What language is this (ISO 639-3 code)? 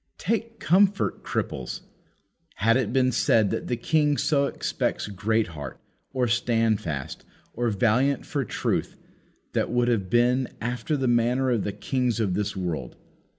eng